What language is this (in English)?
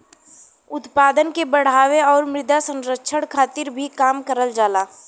Bhojpuri